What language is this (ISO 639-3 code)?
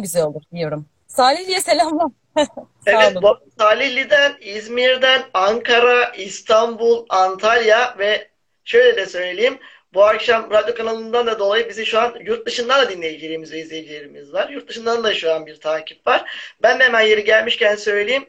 tur